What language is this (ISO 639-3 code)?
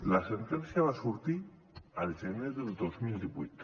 cat